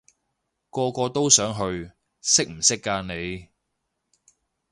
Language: Cantonese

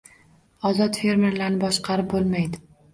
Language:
Uzbek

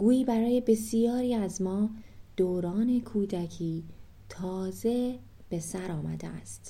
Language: Persian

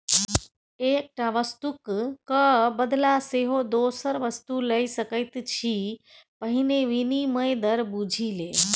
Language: Maithili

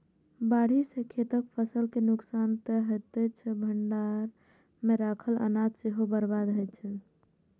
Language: Maithili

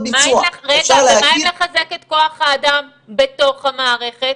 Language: Hebrew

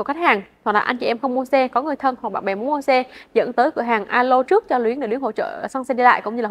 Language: Vietnamese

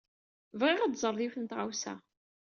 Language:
Kabyle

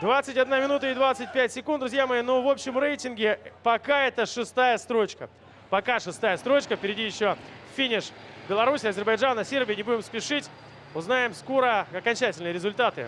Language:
Russian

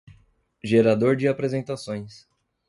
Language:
Portuguese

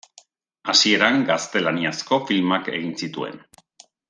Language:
Basque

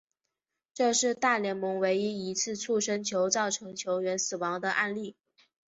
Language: Chinese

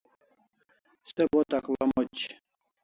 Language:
Kalasha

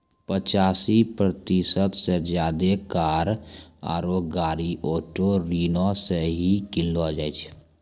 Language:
Maithili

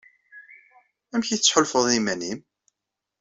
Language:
Kabyle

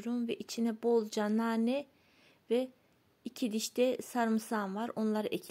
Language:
Turkish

